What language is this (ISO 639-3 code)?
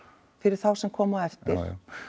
isl